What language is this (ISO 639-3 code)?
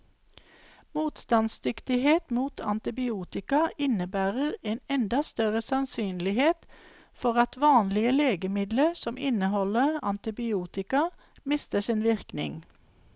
nor